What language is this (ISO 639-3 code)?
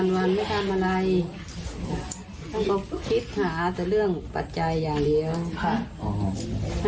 tha